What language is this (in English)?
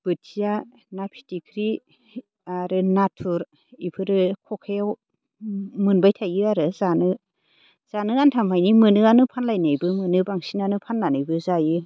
Bodo